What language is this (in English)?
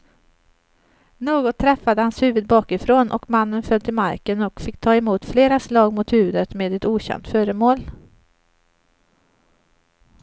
Swedish